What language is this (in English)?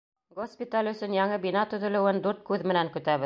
Bashkir